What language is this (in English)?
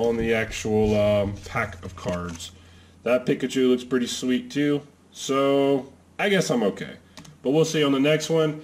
English